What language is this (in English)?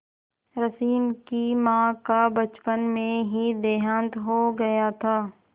Hindi